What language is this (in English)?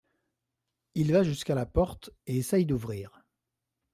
French